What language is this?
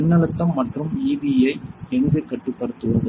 Tamil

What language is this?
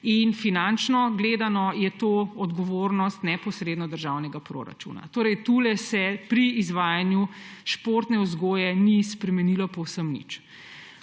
Slovenian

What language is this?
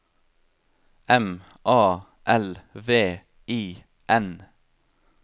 Norwegian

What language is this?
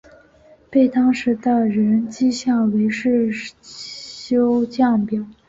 Chinese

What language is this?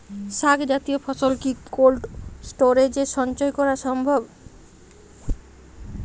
Bangla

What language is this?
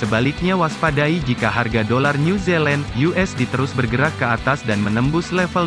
Indonesian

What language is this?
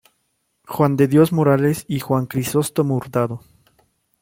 Spanish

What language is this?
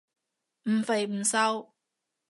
Cantonese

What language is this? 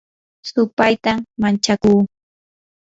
Yanahuanca Pasco Quechua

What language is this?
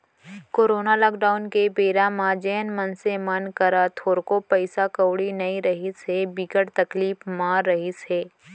Chhattisgarhi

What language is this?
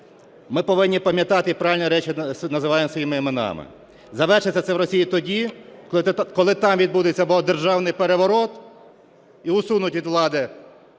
Ukrainian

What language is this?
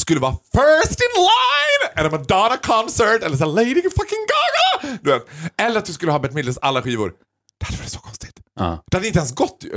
Swedish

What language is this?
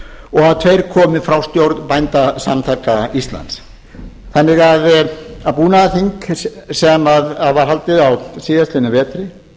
Icelandic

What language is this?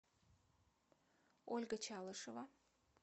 Russian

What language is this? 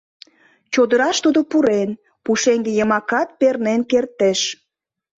Mari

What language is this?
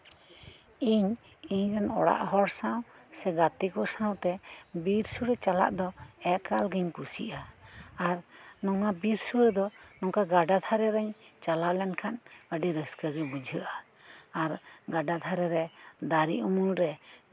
Santali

